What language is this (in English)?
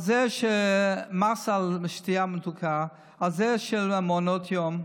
Hebrew